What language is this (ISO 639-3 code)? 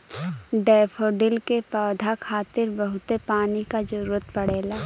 bho